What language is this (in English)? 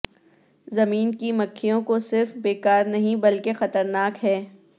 Urdu